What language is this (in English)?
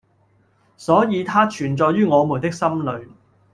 Cantonese